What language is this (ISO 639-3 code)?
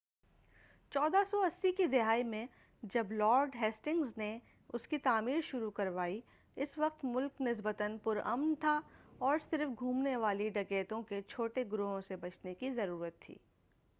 urd